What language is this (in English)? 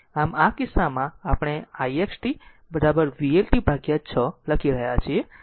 Gujarati